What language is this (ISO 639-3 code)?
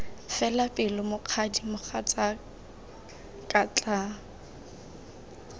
tsn